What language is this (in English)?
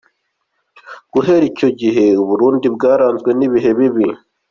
Kinyarwanda